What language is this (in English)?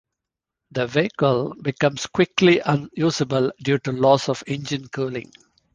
English